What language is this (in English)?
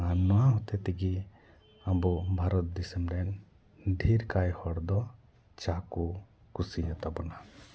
Santali